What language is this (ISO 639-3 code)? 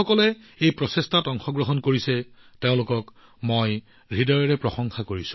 asm